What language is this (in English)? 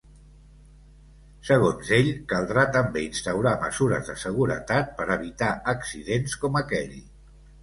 Catalan